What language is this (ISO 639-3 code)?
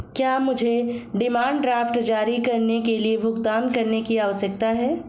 hin